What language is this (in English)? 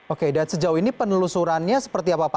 Indonesian